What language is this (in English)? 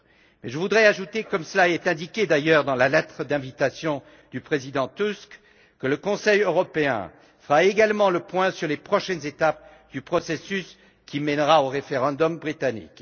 French